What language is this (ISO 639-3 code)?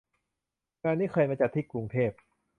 tha